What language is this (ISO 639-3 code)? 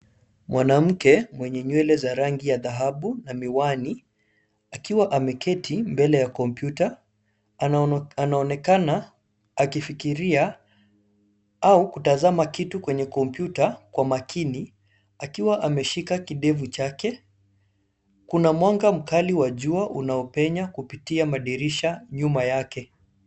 swa